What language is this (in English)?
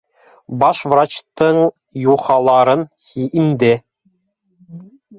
Bashkir